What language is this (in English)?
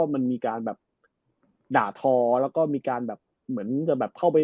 Thai